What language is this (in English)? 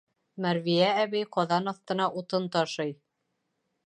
Bashkir